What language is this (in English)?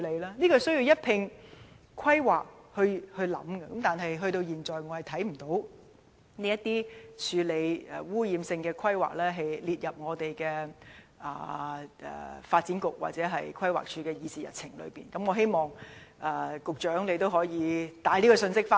Cantonese